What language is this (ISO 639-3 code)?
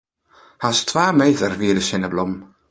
fry